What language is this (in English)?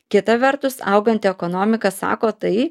Lithuanian